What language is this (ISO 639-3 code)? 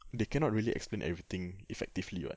eng